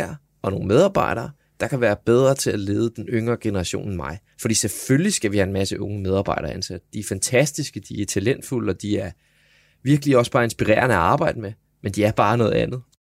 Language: Danish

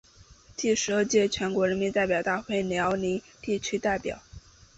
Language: Chinese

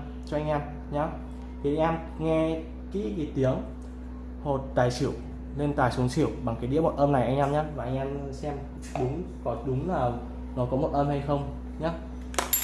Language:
Vietnamese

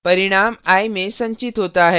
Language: Hindi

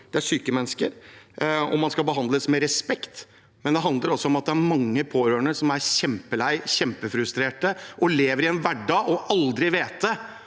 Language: Norwegian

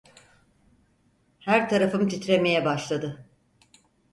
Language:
Turkish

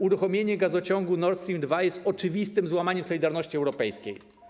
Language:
Polish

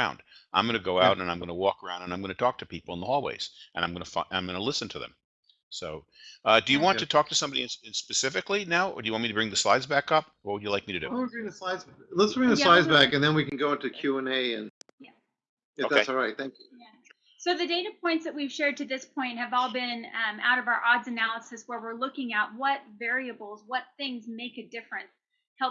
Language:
English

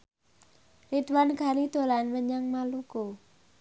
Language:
Javanese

